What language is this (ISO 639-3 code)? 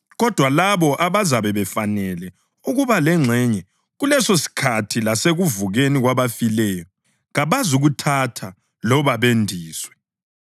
nde